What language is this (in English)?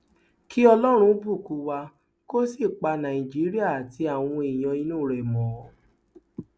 Yoruba